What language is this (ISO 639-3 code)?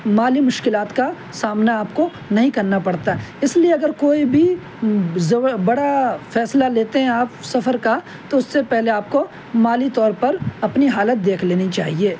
urd